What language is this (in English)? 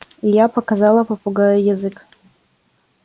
Russian